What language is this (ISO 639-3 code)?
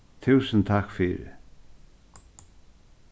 fao